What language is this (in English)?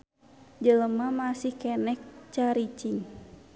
Sundanese